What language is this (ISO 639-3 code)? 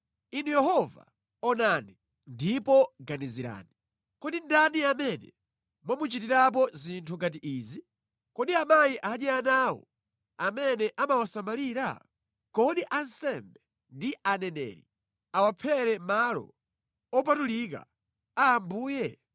nya